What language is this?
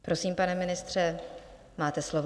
Czech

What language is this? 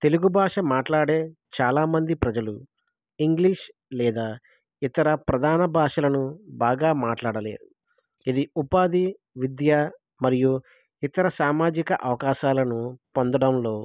Telugu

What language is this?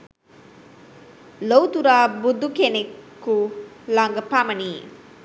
Sinhala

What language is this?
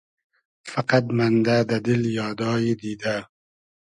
Hazaragi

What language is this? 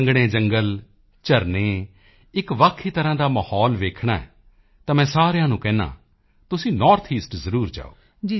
Punjabi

